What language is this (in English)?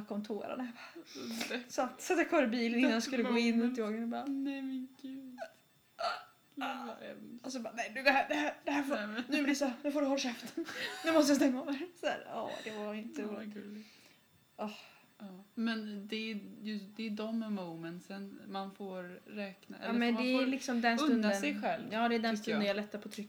Swedish